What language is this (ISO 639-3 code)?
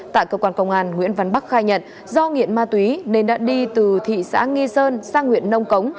vie